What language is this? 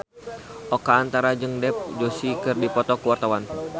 Sundanese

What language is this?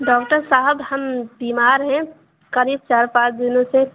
Urdu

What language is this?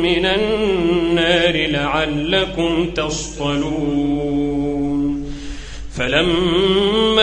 Arabic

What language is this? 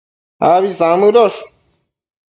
Matsés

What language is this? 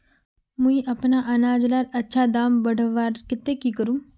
Magahi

